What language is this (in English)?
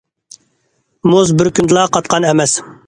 Uyghur